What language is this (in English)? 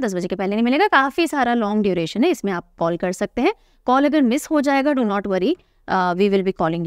Hindi